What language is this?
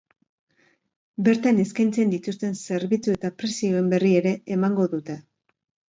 Basque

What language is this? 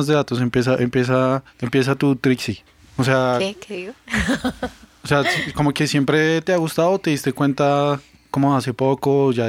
Spanish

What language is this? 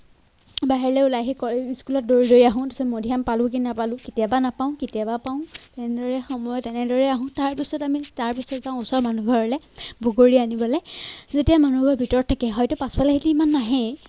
Assamese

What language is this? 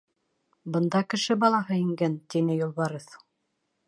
Bashkir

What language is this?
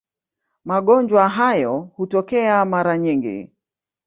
Swahili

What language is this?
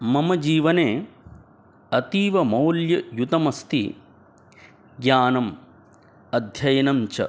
Sanskrit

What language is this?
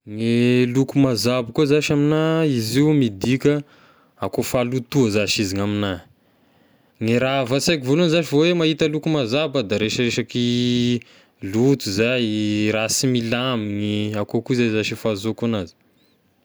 Tesaka Malagasy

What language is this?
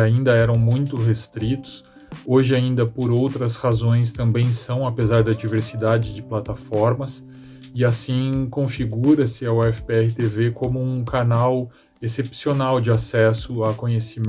Portuguese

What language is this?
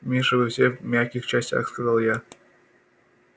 Russian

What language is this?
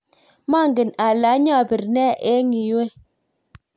Kalenjin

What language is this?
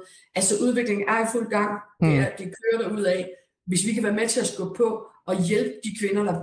Danish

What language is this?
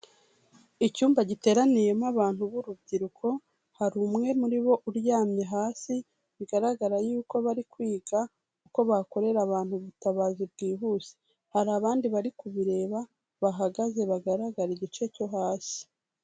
Kinyarwanda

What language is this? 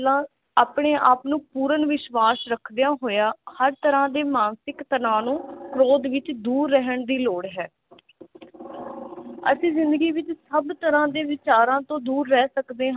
Punjabi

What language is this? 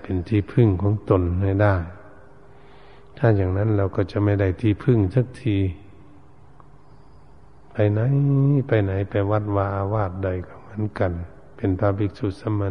Thai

